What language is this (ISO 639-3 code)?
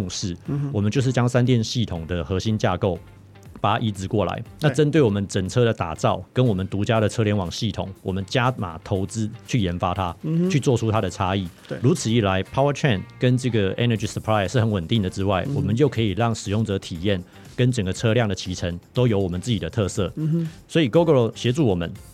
zho